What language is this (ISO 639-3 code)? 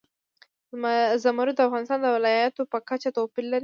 pus